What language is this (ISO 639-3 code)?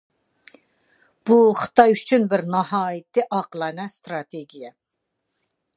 uig